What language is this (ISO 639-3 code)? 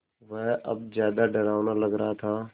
hin